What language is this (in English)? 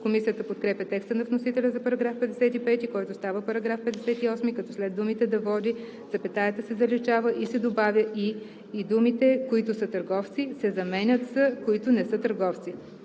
Bulgarian